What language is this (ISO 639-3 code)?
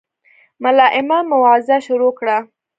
pus